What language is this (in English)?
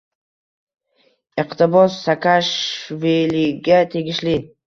Uzbek